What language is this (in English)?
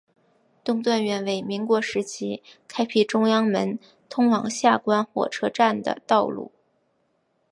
Chinese